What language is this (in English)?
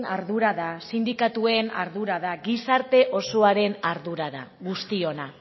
Basque